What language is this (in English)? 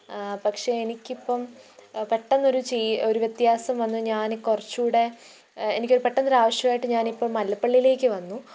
Malayalam